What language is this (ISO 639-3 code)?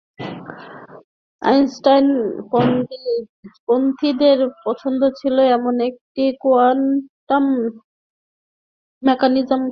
ben